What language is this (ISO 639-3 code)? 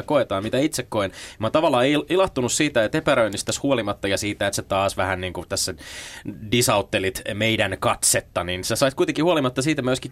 fin